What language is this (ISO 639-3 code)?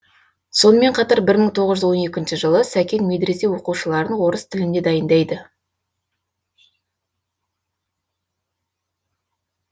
kaz